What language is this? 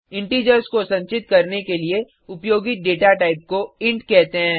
Hindi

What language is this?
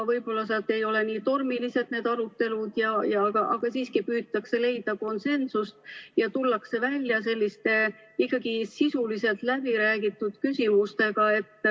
Estonian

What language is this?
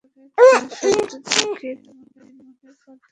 Bangla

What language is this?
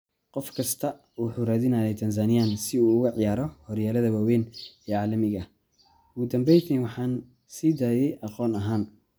Somali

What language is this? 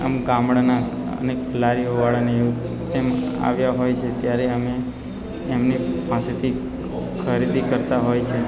Gujarati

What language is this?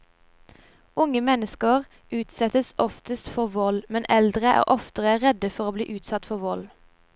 Norwegian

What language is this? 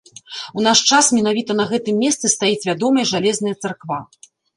Belarusian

